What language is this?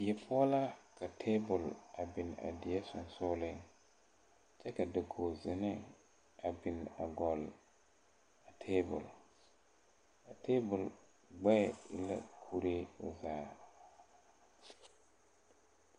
Southern Dagaare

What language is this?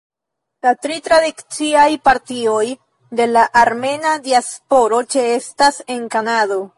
Esperanto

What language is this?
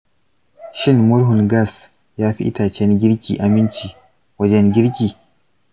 Hausa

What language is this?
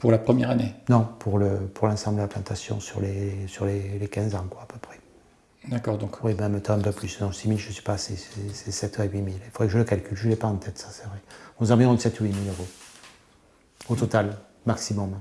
French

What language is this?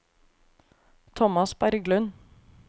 Norwegian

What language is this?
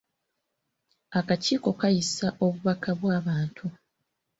Ganda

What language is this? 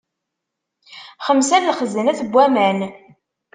Kabyle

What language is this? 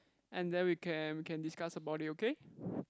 English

